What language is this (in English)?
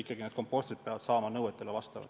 Estonian